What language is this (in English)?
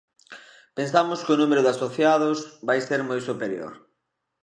Galician